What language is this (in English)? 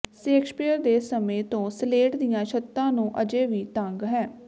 Punjabi